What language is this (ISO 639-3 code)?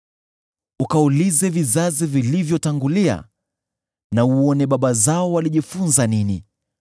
swa